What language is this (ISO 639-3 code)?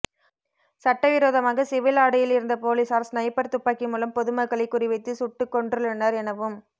tam